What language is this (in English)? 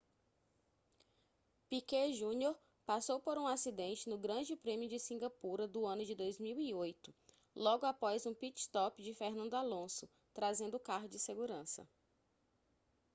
Portuguese